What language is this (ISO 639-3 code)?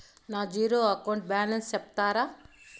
tel